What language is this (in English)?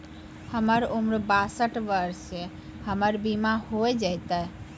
Maithili